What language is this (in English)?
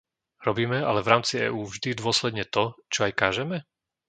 Slovak